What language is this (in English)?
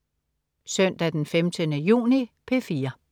Danish